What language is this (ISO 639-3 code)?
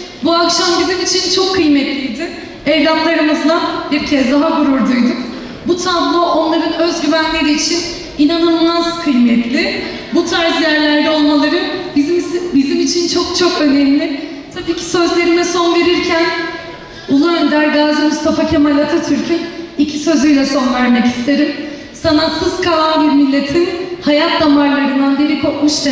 tur